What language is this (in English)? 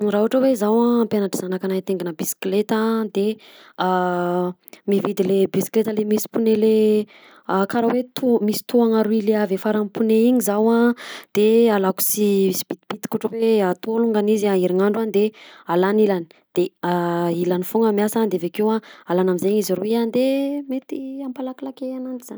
Southern Betsimisaraka Malagasy